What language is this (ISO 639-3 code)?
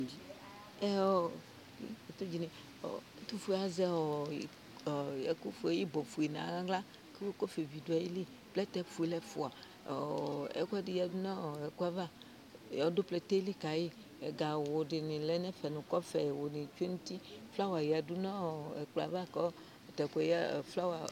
kpo